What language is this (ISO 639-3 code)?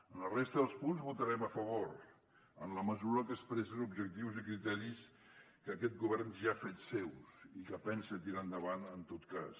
cat